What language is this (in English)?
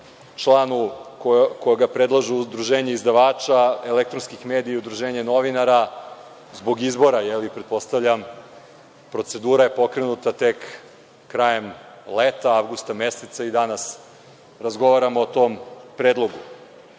Serbian